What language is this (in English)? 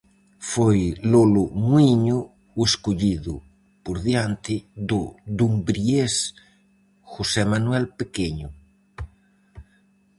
Galician